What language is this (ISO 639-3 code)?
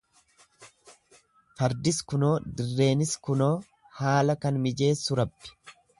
orm